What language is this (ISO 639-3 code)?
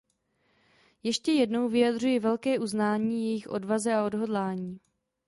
ces